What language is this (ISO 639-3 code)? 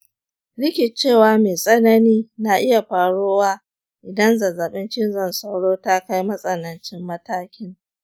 hau